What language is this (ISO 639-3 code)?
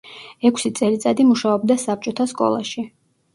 kat